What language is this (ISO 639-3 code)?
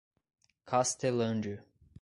por